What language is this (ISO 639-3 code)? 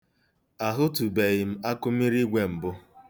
ibo